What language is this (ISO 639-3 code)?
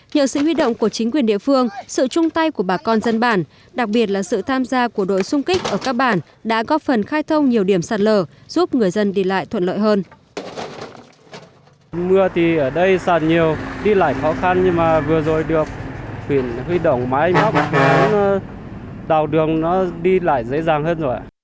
vie